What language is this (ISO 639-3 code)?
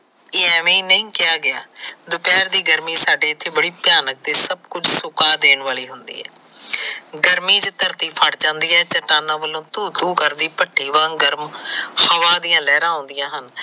pan